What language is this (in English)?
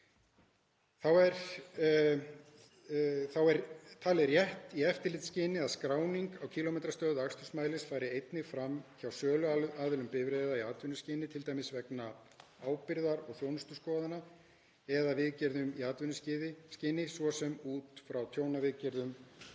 Icelandic